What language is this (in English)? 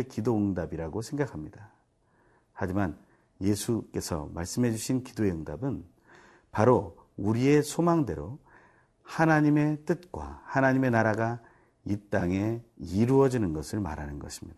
Korean